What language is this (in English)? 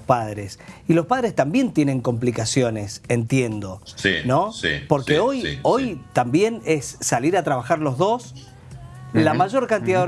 Spanish